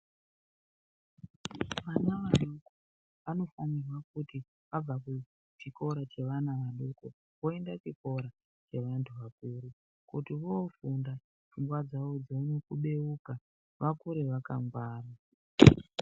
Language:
Ndau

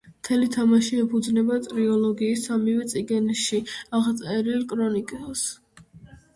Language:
Georgian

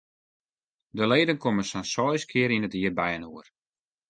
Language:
Western Frisian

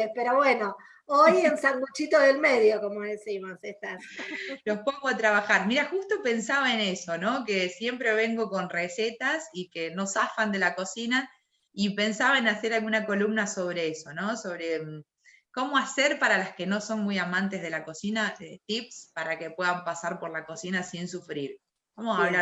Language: Spanish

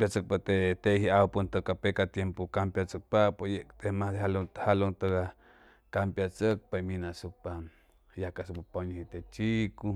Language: Chimalapa Zoque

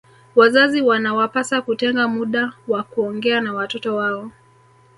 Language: Swahili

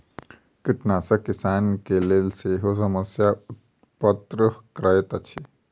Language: Maithili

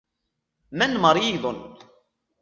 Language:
Arabic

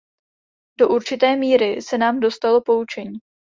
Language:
Czech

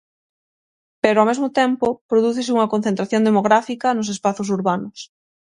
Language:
Galician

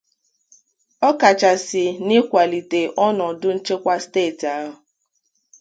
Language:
Igbo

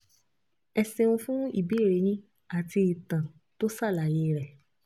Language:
Yoruba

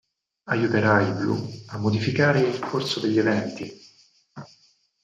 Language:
Italian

